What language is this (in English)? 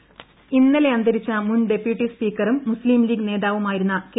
Malayalam